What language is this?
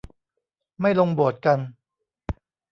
Thai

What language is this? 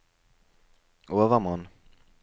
Norwegian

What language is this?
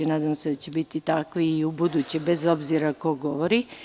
Serbian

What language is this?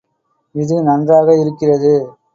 Tamil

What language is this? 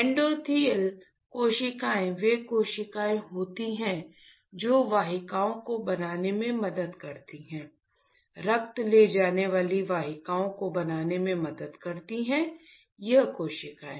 Hindi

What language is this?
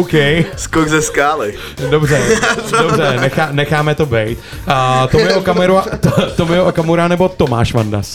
Czech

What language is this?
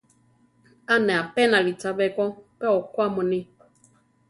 Central Tarahumara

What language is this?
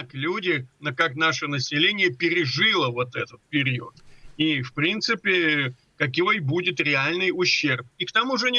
Russian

